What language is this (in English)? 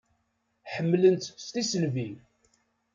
Kabyle